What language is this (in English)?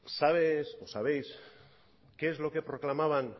Spanish